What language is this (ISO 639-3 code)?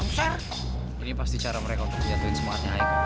ind